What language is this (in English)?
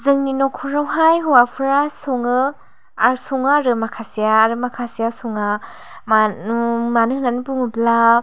Bodo